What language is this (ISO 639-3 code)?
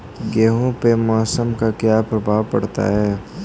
hin